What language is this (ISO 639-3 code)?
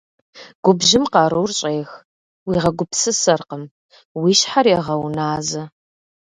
kbd